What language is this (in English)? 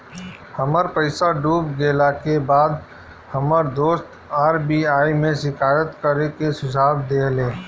Bhojpuri